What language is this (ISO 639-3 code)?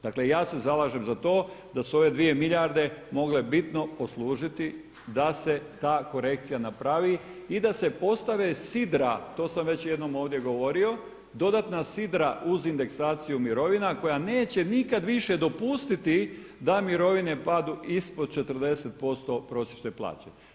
hrv